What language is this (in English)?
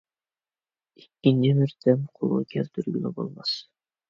Uyghur